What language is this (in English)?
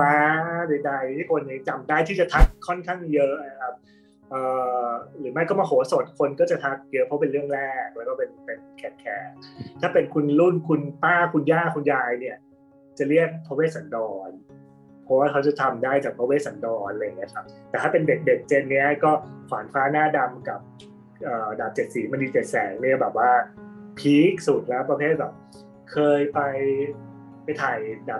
Thai